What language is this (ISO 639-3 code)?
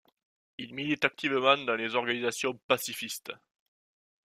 fra